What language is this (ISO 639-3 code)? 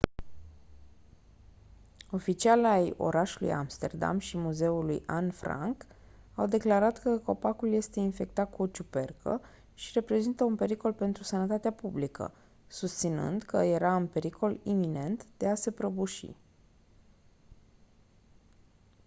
ron